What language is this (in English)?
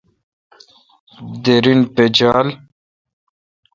Kalkoti